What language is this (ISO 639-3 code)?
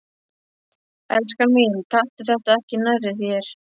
isl